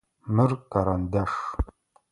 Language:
Adyghe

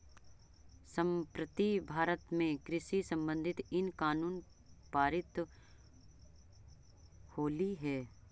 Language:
Magahi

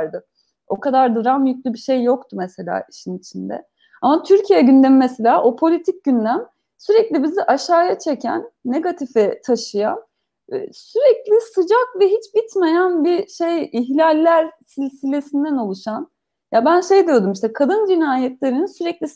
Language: Turkish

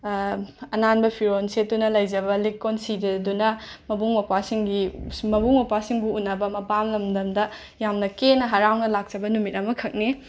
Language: Manipuri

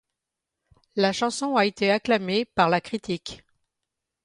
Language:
French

